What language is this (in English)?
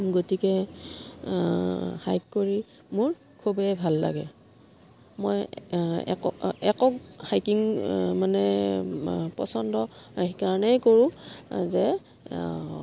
Assamese